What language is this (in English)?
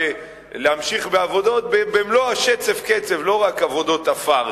Hebrew